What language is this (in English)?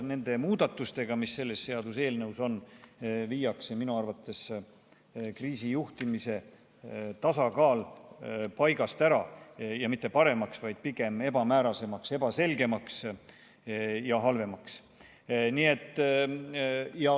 Estonian